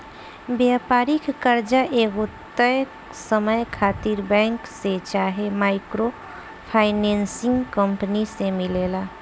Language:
Bhojpuri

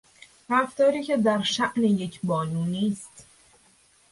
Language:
Persian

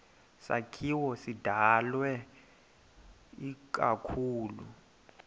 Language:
Xhosa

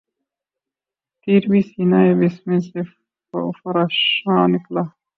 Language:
Urdu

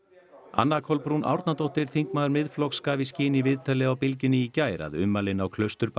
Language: Icelandic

